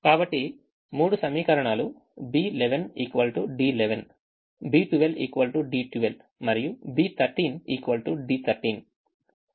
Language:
Telugu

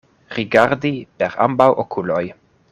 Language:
Esperanto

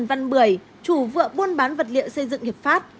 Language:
Vietnamese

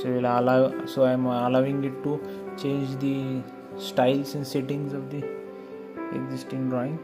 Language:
English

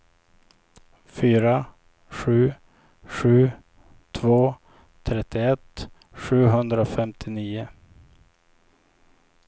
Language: Swedish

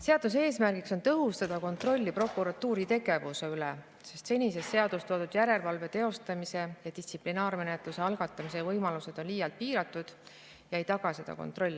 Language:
Estonian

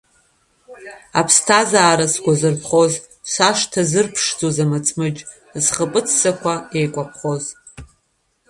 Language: Abkhazian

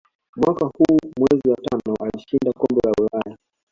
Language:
Swahili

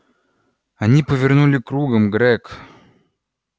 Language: Russian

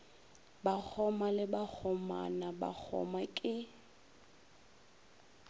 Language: Northern Sotho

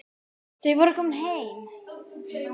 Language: Icelandic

